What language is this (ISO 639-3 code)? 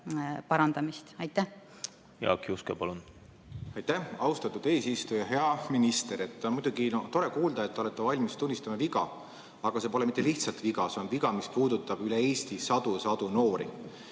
est